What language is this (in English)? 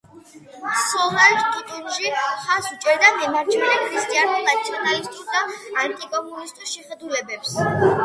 Georgian